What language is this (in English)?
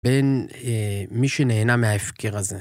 Hebrew